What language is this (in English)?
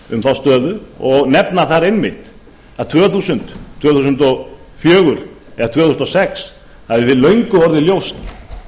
Icelandic